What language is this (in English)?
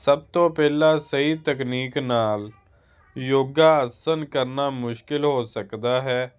Punjabi